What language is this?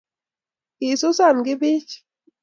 Kalenjin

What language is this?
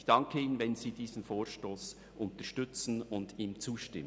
Swiss German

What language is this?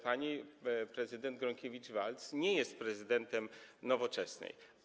Polish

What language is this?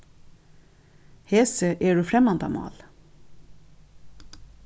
Faroese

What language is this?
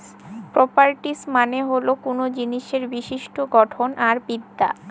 Bangla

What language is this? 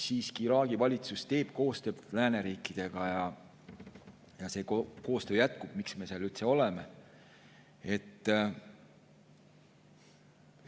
Estonian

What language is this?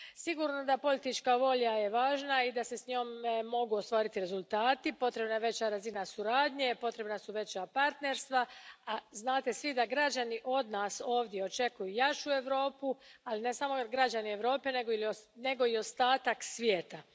Croatian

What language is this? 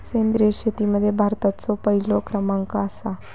Marathi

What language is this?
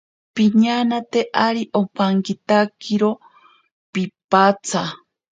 Ashéninka Perené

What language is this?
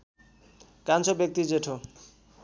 Nepali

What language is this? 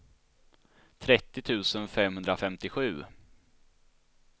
Swedish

